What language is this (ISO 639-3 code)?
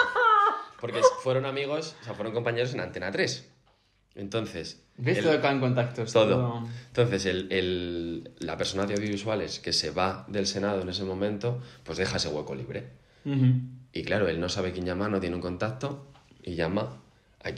spa